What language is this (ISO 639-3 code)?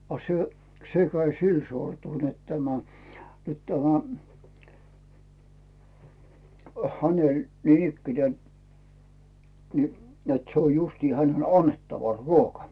fin